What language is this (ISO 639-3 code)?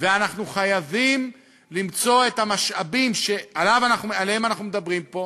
heb